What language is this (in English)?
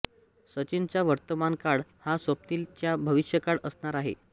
Marathi